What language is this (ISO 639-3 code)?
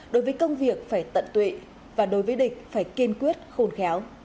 vie